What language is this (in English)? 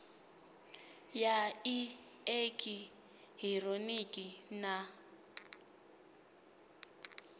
Venda